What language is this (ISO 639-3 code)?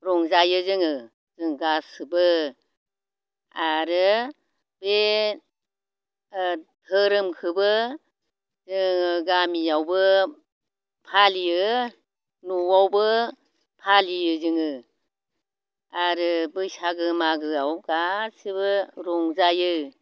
brx